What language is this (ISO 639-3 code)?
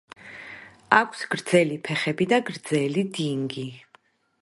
kat